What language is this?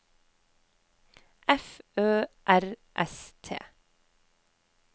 Norwegian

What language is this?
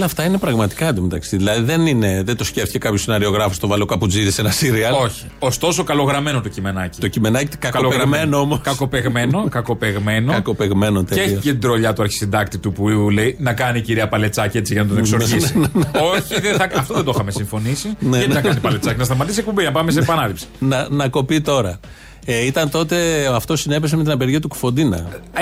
Greek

